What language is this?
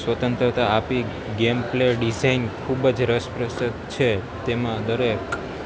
Gujarati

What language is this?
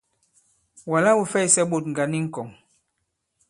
Bankon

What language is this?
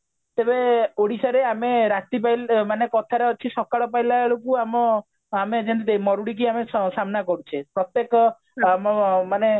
Odia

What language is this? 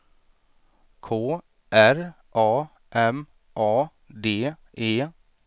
Swedish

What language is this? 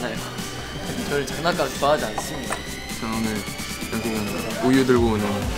Korean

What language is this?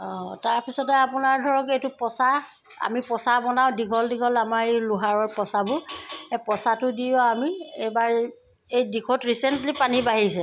Assamese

